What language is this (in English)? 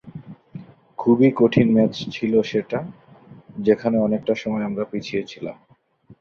Bangla